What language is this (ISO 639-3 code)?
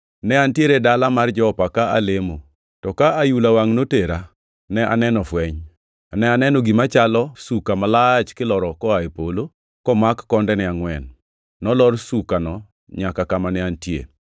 luo